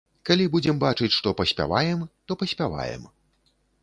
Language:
Belarusian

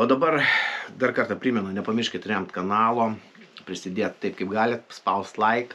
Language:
Lithuanian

